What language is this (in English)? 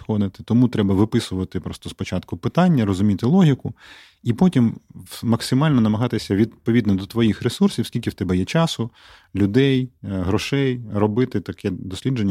Ukrainian